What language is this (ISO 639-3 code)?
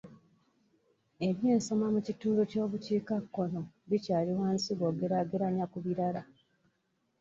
lug